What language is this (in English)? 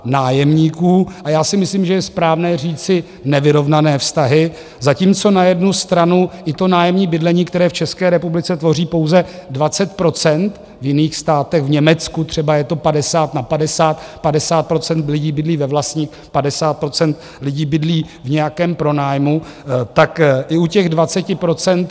Czech